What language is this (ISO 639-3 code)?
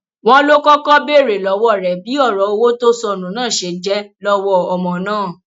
yor